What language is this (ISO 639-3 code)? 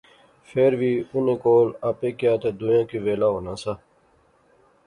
phr